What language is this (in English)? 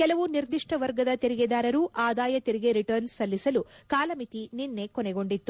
Kannada